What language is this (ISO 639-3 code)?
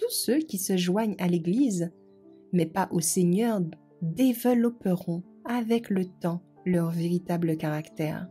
fra